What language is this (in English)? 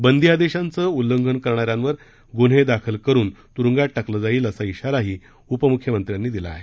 Marathi